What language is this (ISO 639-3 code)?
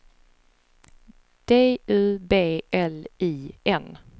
swe